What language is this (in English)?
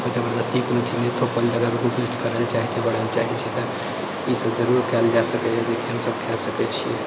Maithili